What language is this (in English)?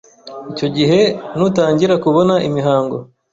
Kinyarwanda